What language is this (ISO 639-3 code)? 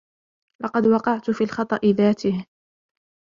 ara